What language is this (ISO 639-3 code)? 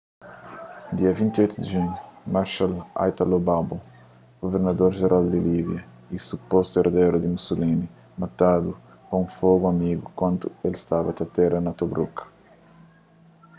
kea